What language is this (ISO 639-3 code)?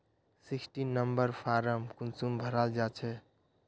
mag